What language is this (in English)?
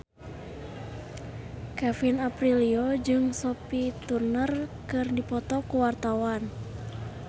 Sundanese